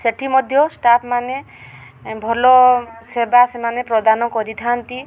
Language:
Odia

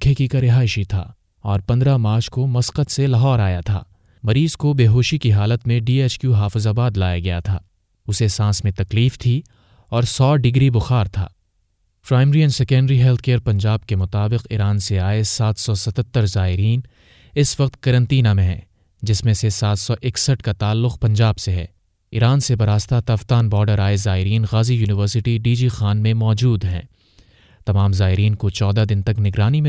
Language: Urdu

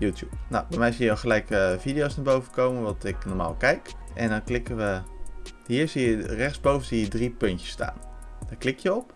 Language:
Dutch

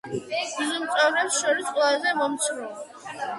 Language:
Georgian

